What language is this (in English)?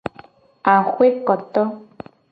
Gen